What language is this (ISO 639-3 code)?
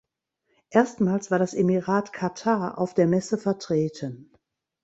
deu